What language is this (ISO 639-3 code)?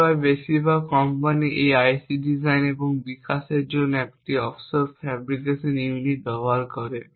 ben